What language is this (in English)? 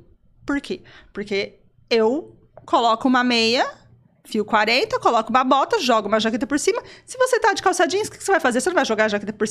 Portuguese